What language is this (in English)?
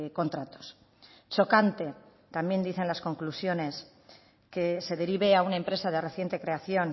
Spanish